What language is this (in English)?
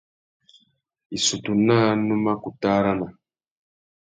Tuki